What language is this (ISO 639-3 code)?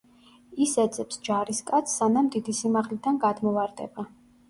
kat